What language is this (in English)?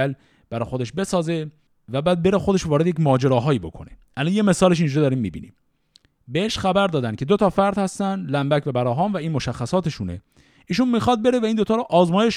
Persian